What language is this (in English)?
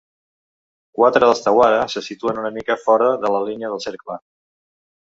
Catalan